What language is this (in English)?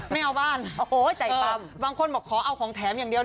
Thai